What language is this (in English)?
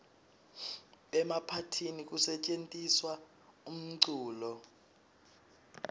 Swati